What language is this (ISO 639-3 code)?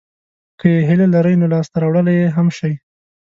pus